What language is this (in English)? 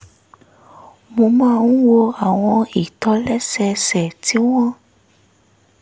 Yoruba